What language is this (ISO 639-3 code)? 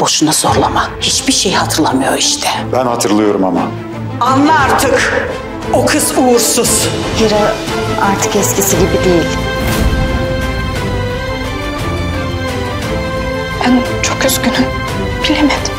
tur